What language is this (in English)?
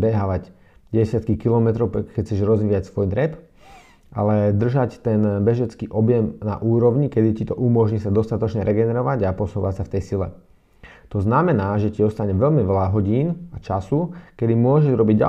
Slovak